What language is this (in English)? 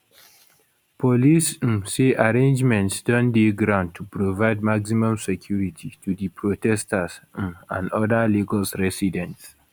Nigerian Pidgin